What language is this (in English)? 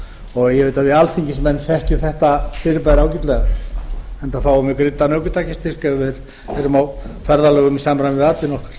Icelandic